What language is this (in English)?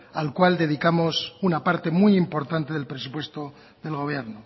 Spanish